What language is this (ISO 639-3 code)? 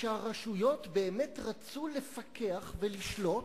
heb